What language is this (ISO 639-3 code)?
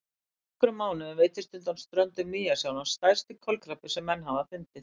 isl